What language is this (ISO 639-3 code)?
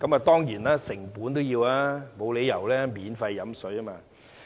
yue